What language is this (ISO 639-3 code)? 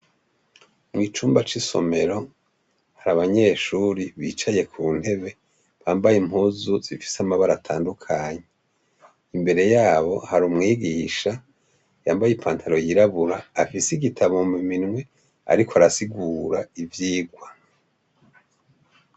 run